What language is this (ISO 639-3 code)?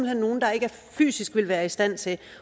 dan